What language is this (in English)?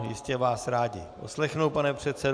Czech